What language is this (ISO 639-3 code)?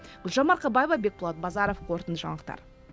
kaz